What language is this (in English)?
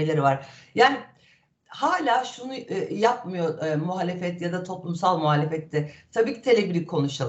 Turkish